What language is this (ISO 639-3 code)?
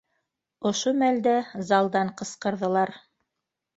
bak